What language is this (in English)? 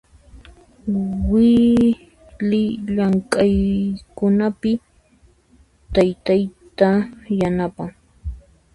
Puno Quechua